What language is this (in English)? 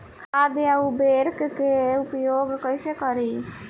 Bhojpuri